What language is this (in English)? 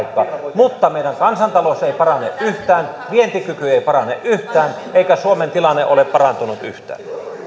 Finnish